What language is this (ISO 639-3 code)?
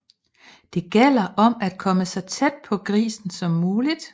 dan